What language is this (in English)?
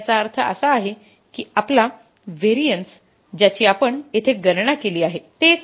Marathi